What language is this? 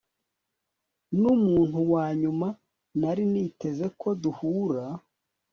Kinyarwanda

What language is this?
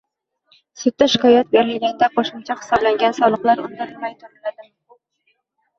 Uzbek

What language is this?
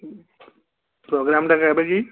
Odia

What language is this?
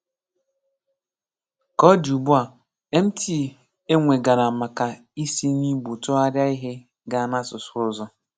Igbo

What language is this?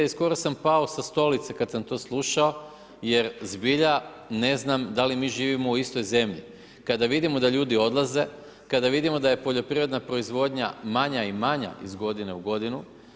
Croatian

